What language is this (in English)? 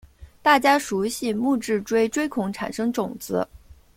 Chinese